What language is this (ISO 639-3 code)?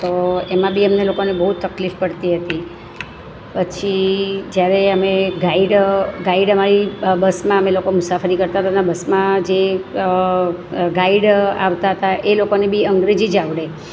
guj